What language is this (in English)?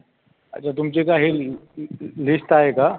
Marathi